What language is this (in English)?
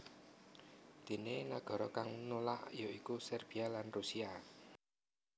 Javanese